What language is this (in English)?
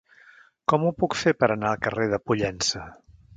Catalan